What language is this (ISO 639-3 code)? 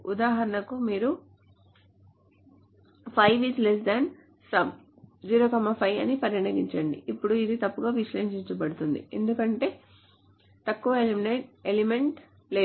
tel